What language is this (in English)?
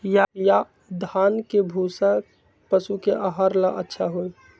Magahi